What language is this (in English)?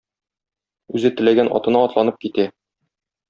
Tatar